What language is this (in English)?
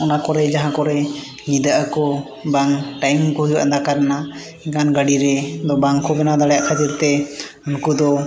Santali